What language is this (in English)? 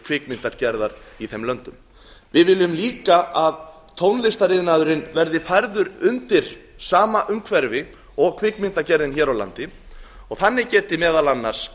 Icelandic